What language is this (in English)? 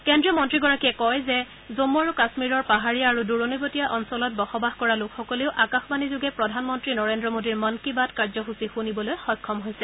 Assamese